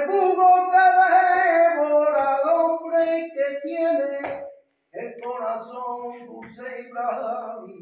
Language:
Spanish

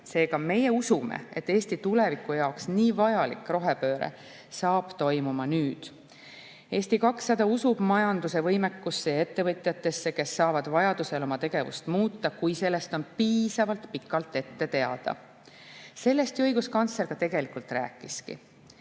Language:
Estonian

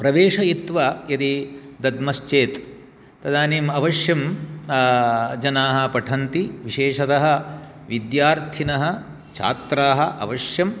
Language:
Sanskrit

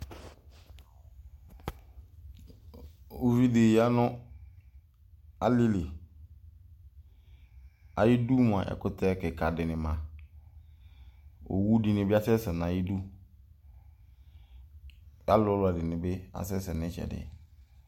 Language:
Ikposo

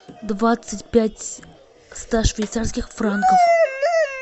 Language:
Russian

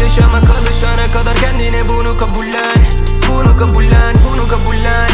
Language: Turkish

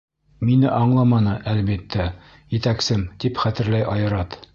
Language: Bashkir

